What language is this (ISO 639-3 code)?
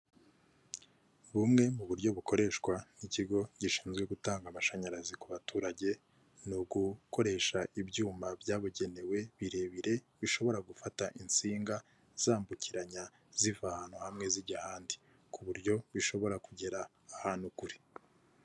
kin